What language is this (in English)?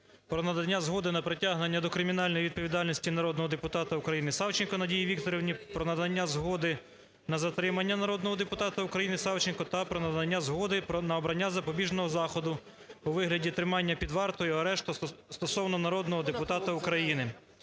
Ukrainian